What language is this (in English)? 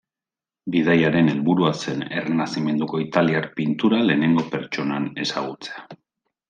Basque